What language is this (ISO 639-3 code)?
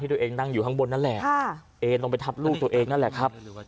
tha